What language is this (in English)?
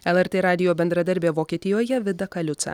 Lithuanian